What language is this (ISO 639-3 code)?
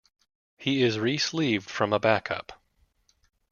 eng